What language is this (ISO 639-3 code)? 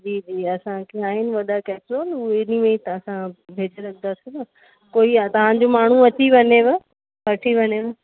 snd